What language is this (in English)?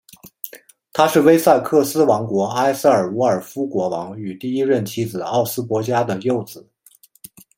Chinese